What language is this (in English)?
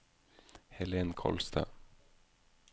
Norwegian